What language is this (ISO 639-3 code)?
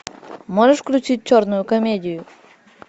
rus